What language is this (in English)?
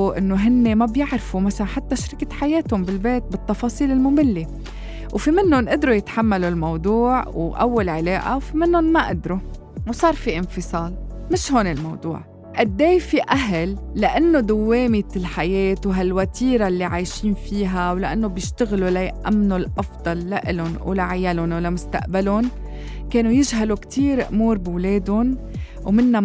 Arabic